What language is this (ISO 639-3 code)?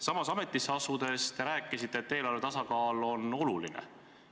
est